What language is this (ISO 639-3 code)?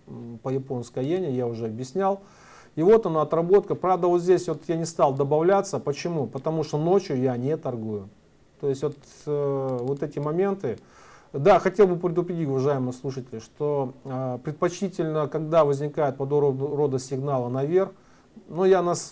rus